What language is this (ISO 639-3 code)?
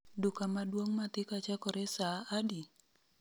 luo